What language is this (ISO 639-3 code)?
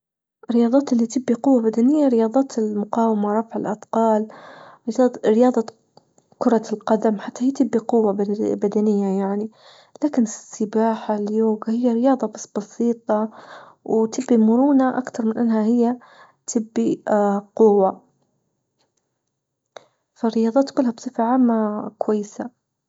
ayl